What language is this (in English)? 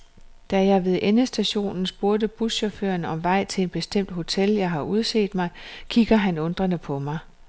Danish